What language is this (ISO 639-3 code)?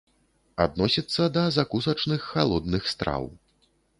bel